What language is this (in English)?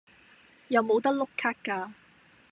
Cantonese